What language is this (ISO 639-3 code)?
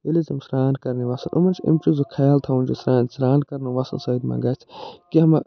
kas